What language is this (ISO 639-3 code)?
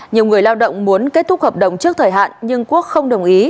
vie